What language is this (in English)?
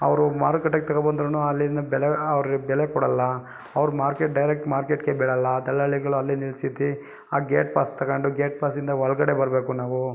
Kannada